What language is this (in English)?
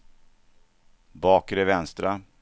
Swedish